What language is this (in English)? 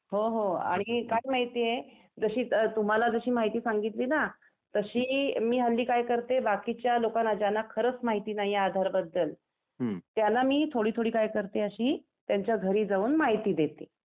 Marathi